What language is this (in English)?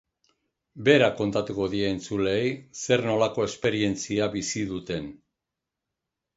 Basque